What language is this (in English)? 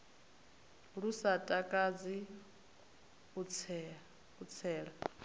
Venda